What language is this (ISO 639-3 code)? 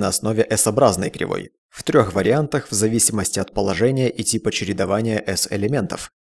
rus